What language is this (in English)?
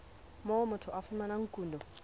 Southern Sotho